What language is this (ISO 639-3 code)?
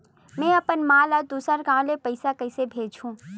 hne